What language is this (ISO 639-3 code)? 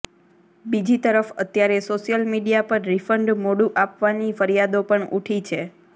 guj